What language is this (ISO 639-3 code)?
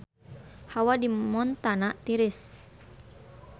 sun